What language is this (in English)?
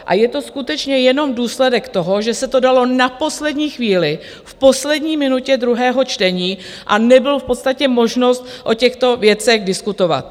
Czech